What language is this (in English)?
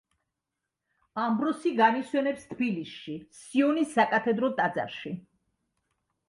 Georgian